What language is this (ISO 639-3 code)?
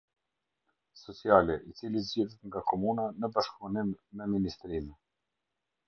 sqi